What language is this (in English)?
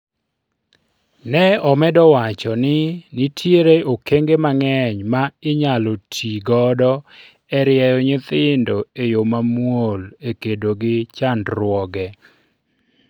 Luo (Kenya and Tanzania)